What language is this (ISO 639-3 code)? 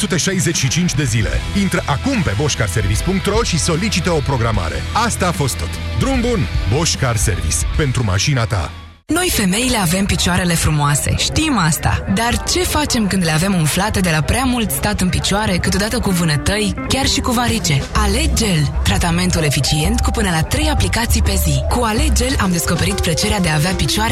ron